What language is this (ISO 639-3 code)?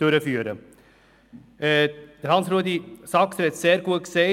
gsw